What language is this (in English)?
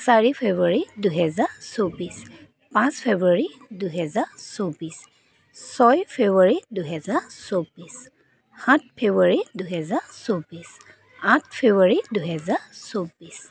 Assamese